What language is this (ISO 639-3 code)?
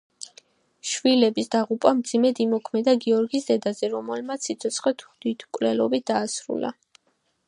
kat